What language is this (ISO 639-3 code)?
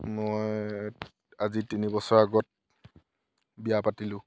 asm